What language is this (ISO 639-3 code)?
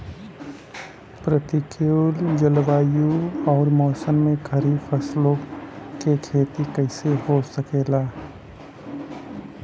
bho